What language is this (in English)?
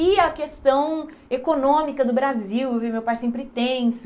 Portuguese